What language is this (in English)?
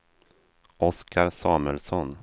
Swedish